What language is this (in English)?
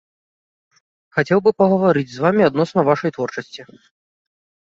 Belarusian